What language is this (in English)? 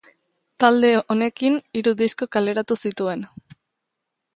Basque